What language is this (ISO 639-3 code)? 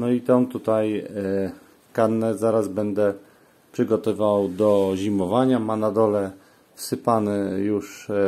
pol